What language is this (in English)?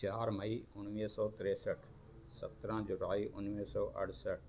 Sindhi